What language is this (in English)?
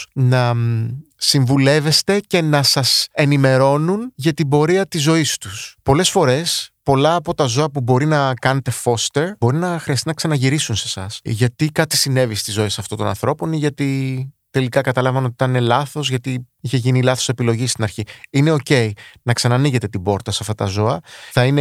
Greek